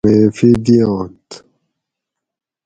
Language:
Gawri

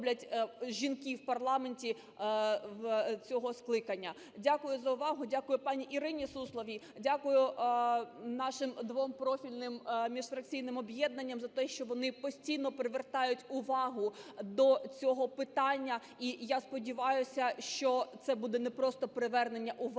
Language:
Ukrainian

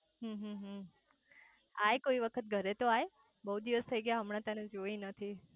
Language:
Gujarati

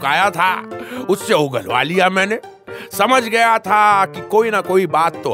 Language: Hindi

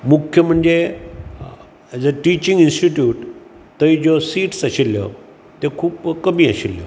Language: Konkani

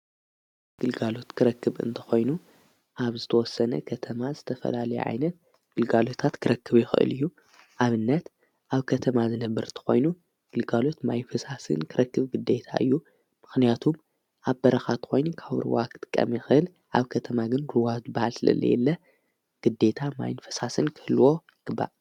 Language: Tigrinya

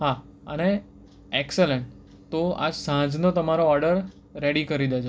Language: Gujarati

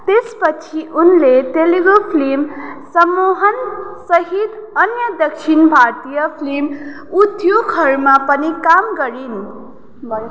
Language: Nepali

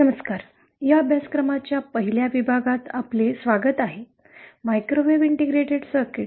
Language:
Marathi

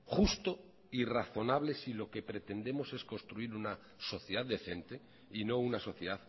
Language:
Spanish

